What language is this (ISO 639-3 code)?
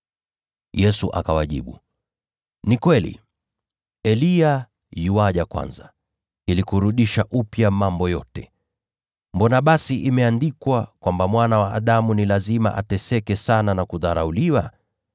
swa